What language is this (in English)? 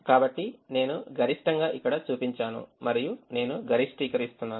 Telugu